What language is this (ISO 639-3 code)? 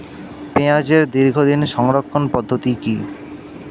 ben